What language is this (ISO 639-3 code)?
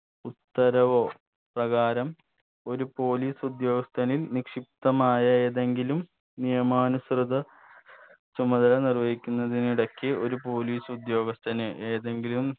mal